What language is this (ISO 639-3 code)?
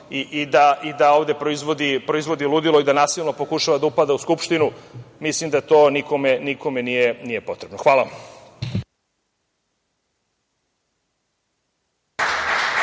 srp